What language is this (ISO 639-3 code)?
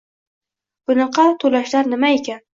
uzb